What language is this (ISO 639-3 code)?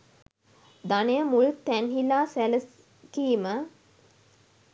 sin